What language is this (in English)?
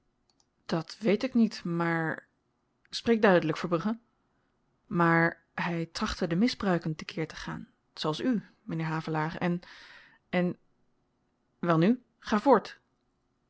Dutch